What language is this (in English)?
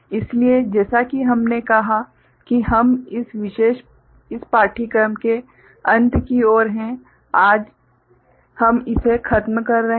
Hindi